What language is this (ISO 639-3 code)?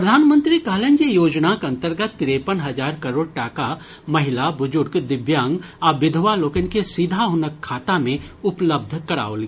mai